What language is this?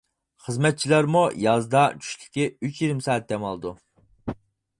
Uyghur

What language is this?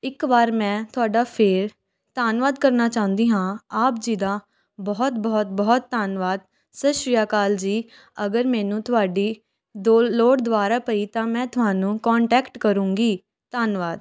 Punjabi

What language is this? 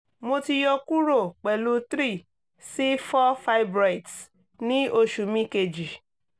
Yoruba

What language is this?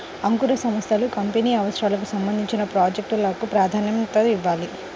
Telugu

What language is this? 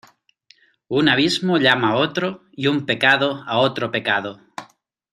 Spanish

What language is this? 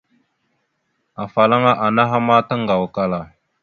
Mada (Cameroon)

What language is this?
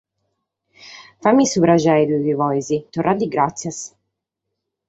Sardinian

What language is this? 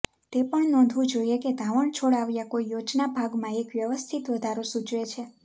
Gujarati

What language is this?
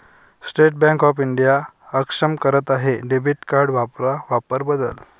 Marathi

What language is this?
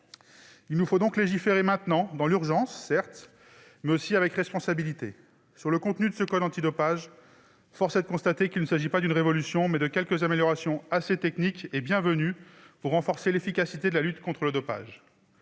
French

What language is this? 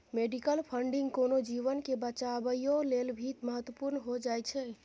Maithili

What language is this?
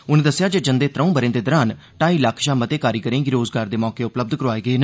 Dogri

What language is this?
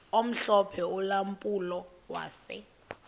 Xhosa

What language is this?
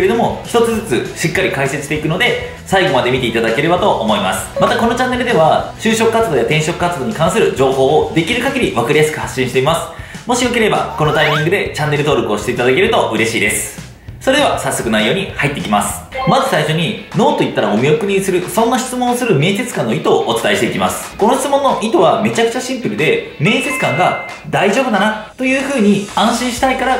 Japanese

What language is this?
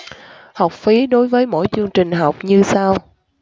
Vietnamese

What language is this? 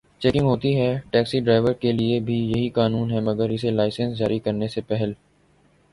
Urdu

